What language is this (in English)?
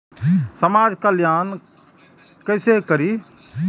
Maithili